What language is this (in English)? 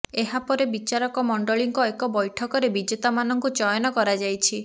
Odia